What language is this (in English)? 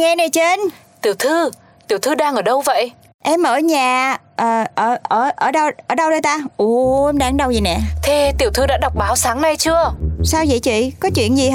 Vietnamese